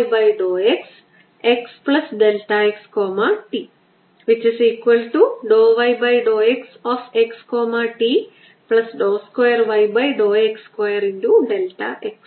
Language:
Malayalam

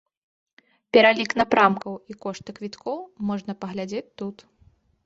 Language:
Belarusian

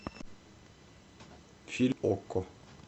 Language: Russian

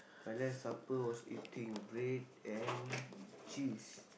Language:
English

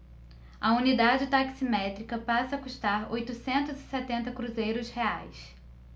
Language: Portuguese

